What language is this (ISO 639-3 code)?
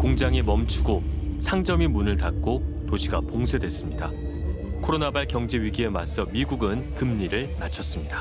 kor